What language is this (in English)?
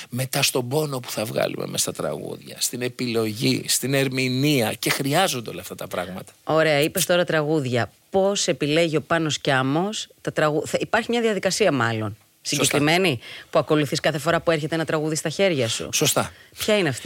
Greek